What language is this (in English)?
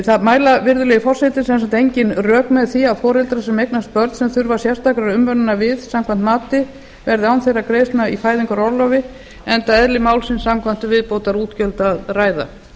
Icelandic